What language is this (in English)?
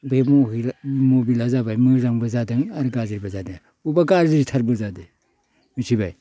Bodo